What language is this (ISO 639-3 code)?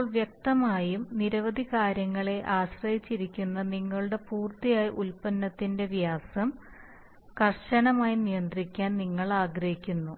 mal